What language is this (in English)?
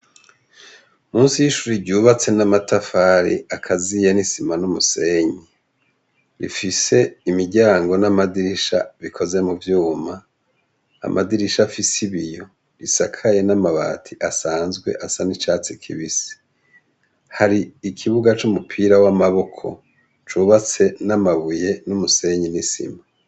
Rundi